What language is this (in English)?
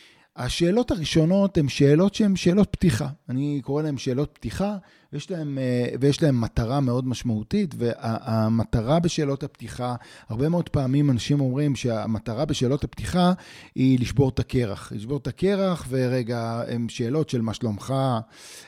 Hebrew